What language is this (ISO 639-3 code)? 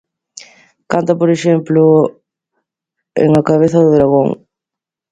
glg